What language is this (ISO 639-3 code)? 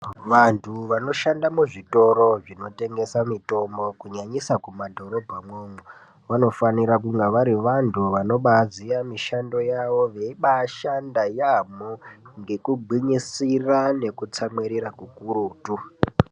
ndc